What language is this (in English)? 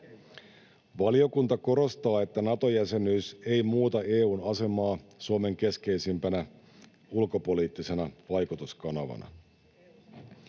Finnish